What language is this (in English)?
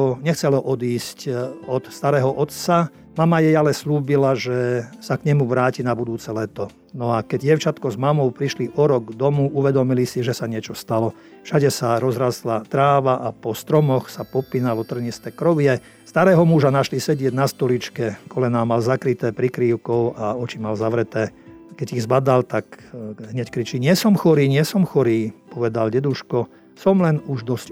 Slovak